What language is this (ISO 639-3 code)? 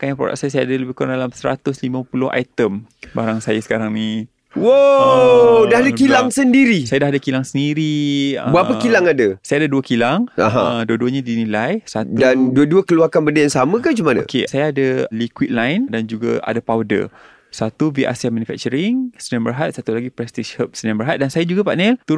msa